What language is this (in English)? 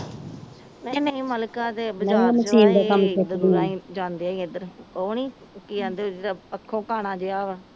Punjabi